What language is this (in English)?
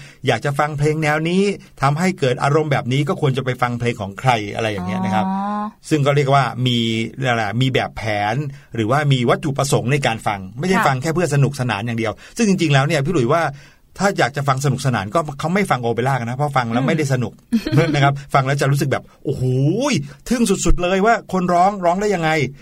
Thai